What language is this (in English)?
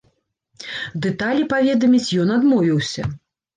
Belarusian